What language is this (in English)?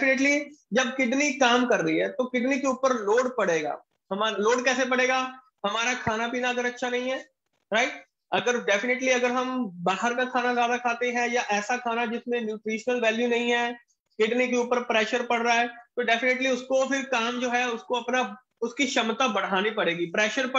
Hindi